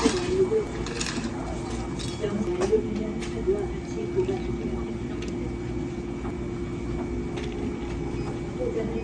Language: Korean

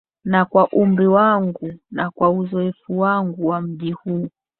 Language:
Swahili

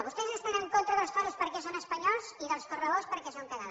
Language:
Catalan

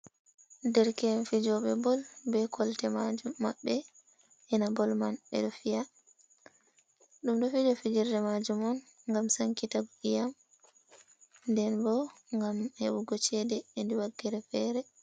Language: Fula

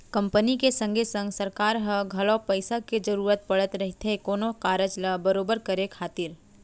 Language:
Chhattisgarhi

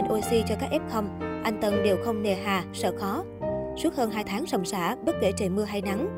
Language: Vietnamese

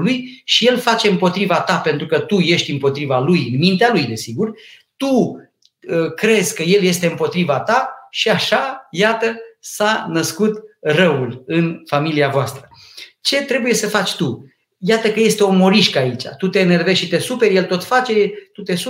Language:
Romanian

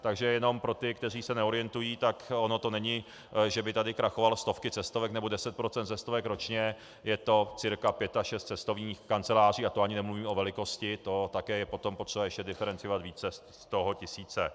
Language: Czech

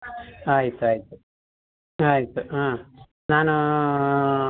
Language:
Kannada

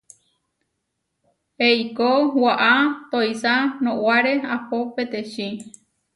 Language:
Huarijio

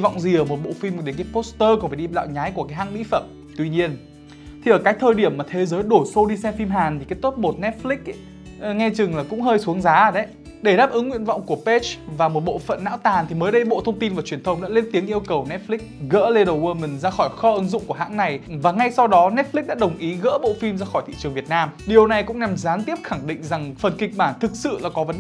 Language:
Vietnamese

